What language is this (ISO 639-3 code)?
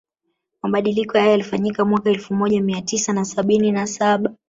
swa